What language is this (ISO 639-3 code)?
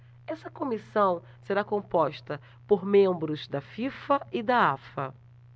por